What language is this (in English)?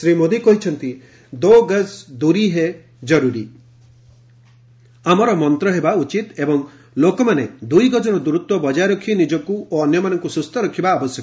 Odia